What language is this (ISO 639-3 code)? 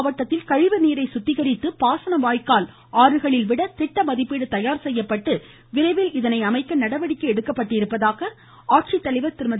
tam